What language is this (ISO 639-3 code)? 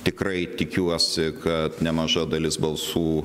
lit